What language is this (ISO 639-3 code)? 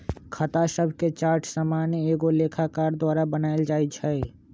mag